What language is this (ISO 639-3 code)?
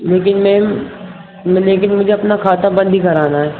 urd